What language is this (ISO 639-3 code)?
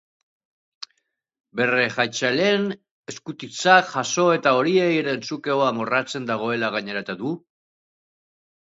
eus